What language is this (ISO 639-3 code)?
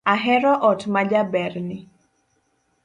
luo